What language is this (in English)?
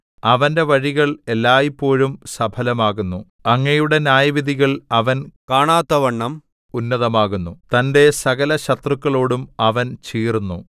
Malayalam